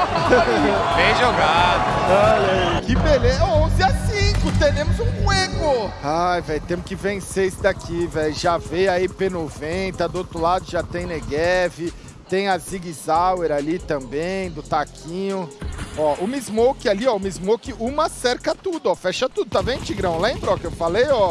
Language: Portuguese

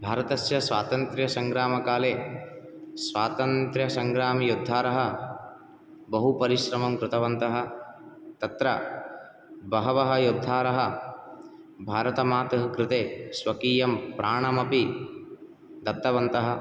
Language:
Sanskrit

